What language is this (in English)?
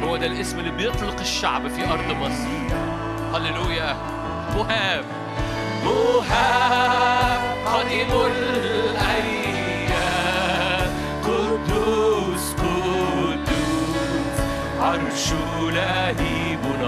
Arabic